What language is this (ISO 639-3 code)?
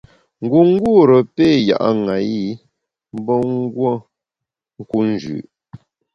bax